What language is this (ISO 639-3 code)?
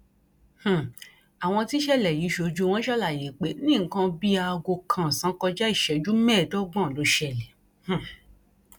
yor